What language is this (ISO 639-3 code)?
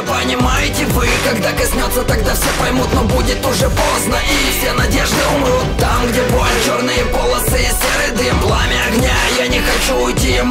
rus